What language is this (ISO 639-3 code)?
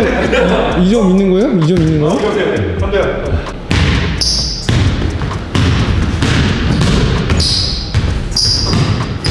kor